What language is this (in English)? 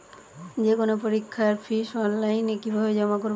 Bangla